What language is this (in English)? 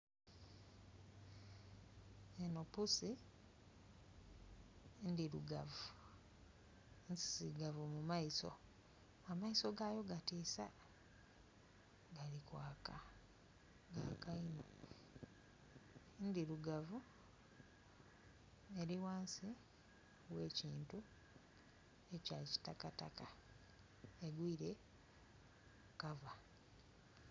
Soga